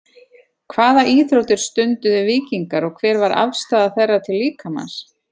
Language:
Icelandic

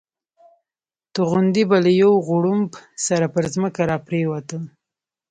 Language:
Pashto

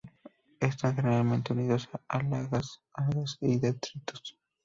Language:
Spanish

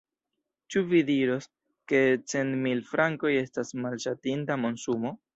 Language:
Esperanto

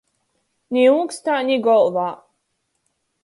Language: Latgalian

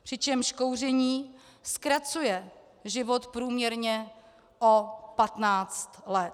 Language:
Czech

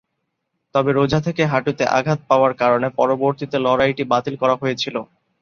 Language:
Bangla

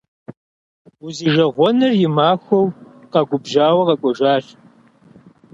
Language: Kabardian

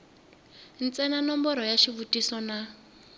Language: Tsonga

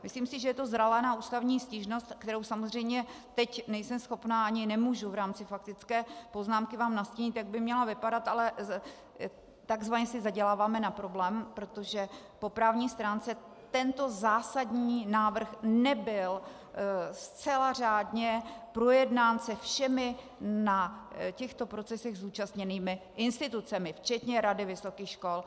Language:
Czech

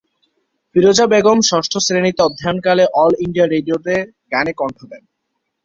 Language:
Bangla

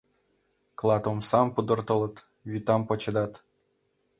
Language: Mari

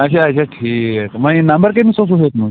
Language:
Kashmiri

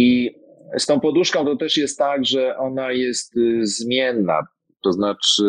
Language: Polish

